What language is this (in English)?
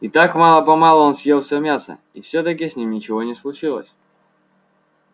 Russian